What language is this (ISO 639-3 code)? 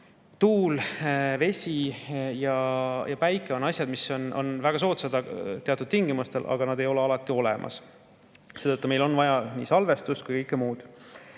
est